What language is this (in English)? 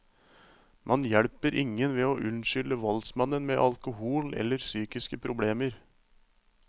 Norwegian